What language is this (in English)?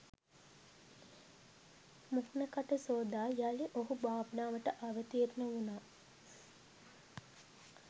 Sinhala